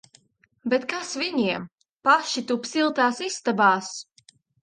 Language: Latvian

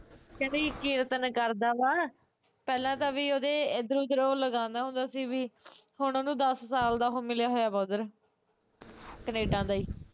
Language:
Punjabi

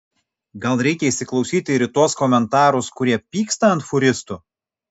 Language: Lithuanian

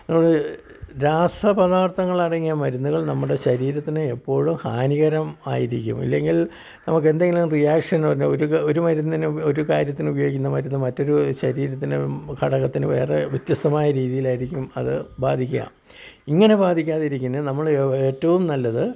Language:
Malayalam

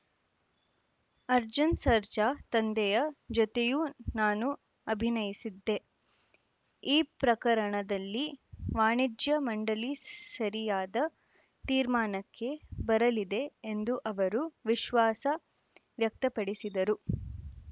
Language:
Kannada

